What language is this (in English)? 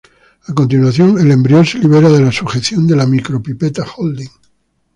Spanish